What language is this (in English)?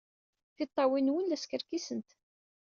Kabyle